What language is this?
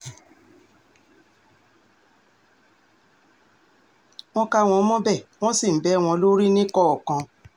Yoruba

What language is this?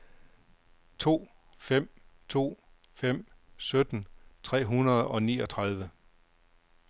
Danish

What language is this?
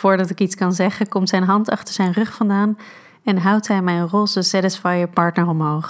Dutch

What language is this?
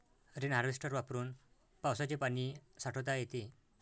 Marathi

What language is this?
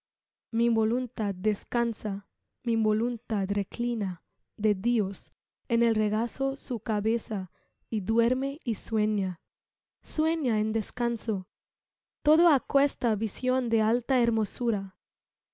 Spanish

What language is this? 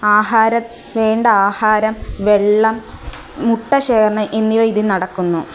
Malayalam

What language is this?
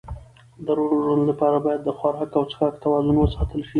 Pashto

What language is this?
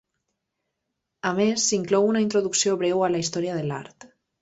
Catalan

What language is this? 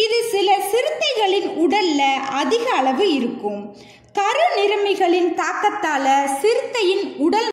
Arabic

